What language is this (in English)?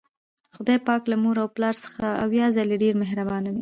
Pashto